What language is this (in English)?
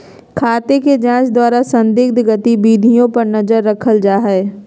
Magahi